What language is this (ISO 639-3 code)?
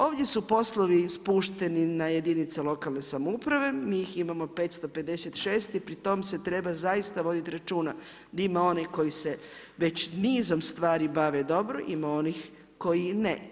hrv